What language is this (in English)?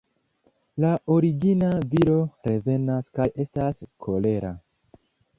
Esperanto